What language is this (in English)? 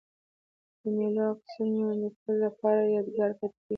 Pashto